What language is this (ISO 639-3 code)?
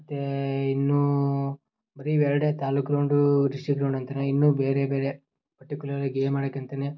kan